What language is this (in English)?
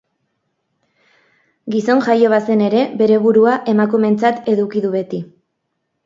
Basque